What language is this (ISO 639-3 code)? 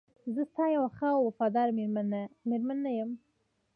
pus